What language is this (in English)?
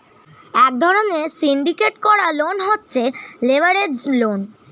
Bangla